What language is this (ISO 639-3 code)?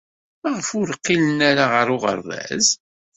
kab